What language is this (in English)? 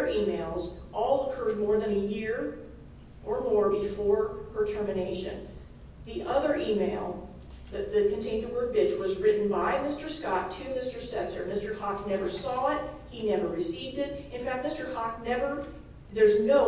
English